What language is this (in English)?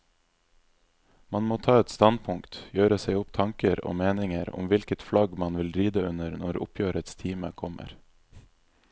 Norwegian